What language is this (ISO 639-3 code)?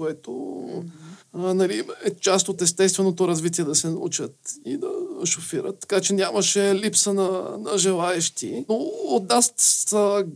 bul